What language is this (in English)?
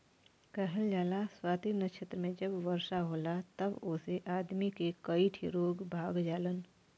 Bhojpuri